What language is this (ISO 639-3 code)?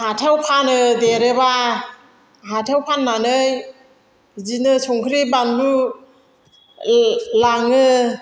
brx